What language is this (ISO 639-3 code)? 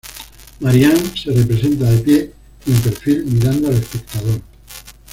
spa